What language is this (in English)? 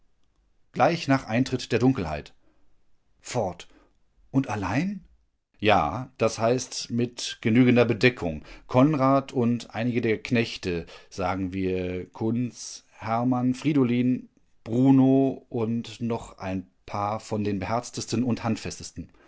German